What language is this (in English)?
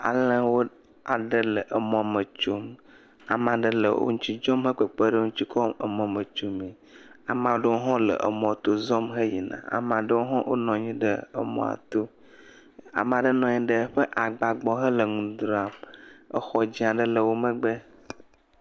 Ewe